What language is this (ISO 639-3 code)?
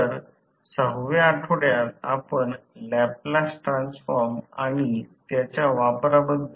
mar